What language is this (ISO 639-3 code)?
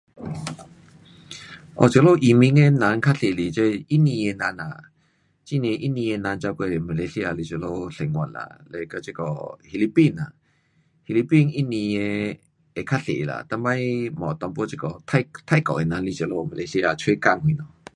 cpx